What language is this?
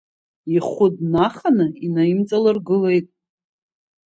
Abkhazian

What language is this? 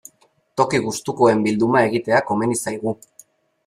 Basque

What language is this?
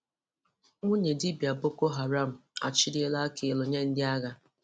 Igbo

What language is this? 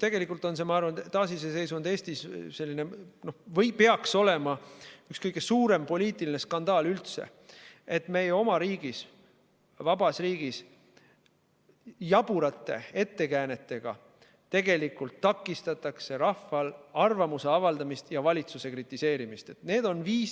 Estonian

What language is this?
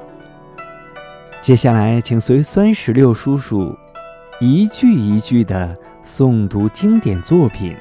Chinese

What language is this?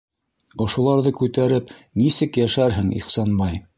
Bashkir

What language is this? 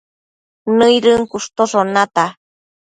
Matsés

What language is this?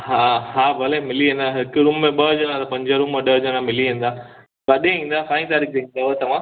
Sindhi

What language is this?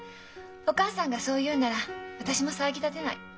Japanese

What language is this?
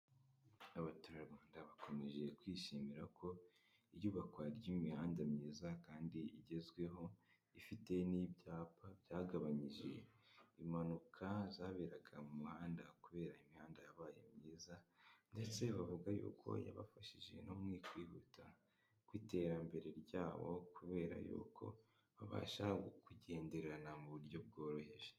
Kinyarwanda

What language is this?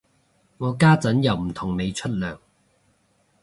Cantonese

